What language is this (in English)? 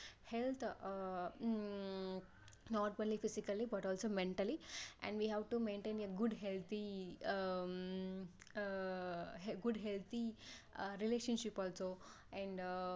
Tamil